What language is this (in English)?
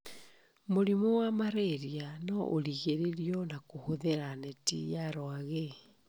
Kikuyu